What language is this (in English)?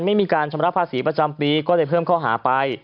Thai